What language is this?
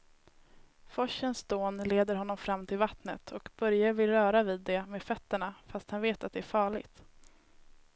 Swedish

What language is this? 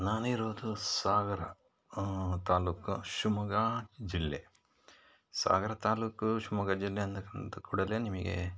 Kannada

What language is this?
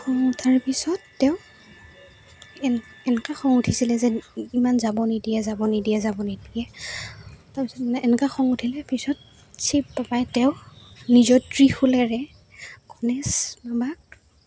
Assamese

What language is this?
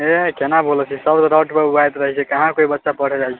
Maithili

